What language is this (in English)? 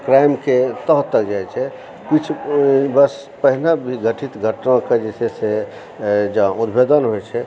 Maithili